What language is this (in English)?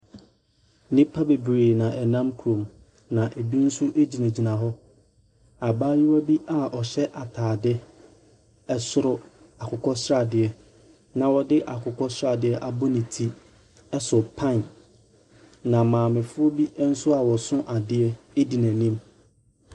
Akan